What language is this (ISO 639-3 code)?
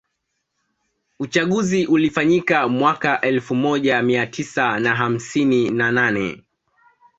swa